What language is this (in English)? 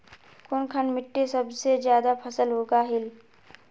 Magahi